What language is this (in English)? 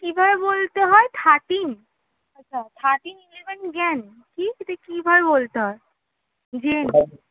Bangla